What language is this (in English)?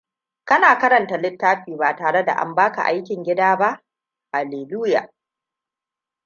Hausa